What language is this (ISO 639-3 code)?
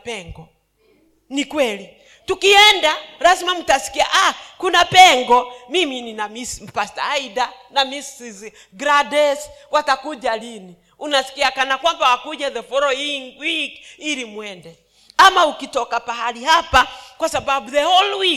swa